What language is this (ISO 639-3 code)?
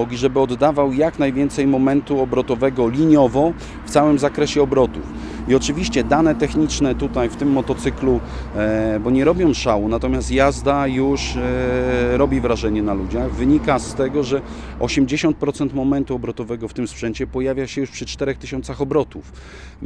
pol